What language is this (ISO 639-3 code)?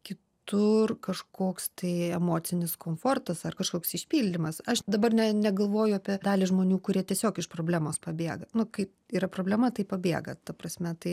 lit